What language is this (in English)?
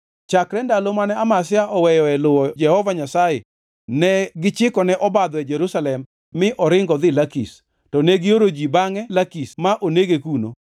Luo (Kenya and Tanzania)